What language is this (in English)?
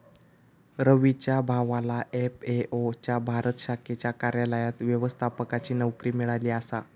Marathi